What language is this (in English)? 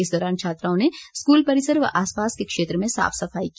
Hindi